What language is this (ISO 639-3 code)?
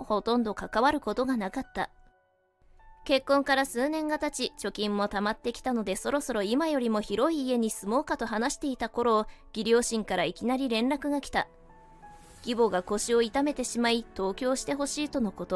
jpn